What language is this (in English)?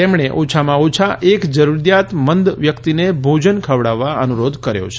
Gujarati